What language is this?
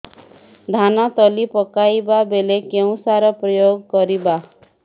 Odia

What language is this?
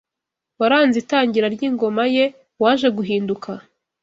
Kinyarwanda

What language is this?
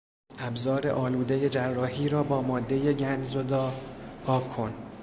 Persian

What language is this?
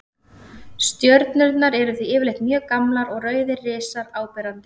Icelandic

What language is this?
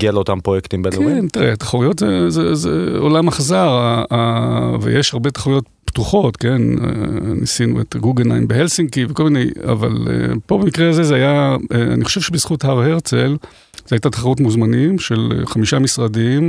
Hebrew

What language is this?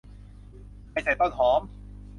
Thai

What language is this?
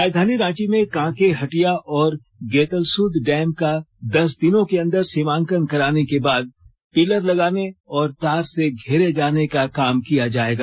Hindi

